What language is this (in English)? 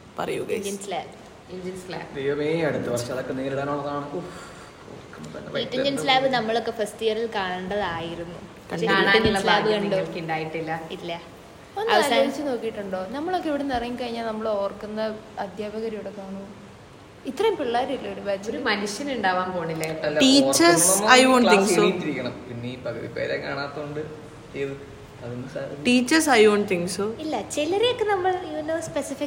Malayalam